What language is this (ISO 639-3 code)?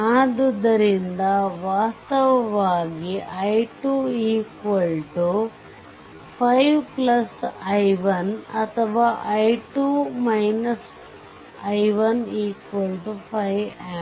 kan